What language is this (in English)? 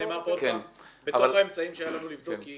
Hebrew